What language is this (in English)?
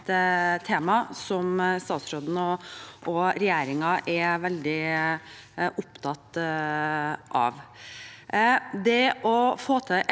Norwegian